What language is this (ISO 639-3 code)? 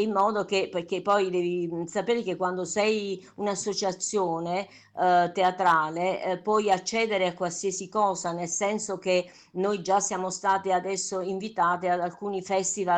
ita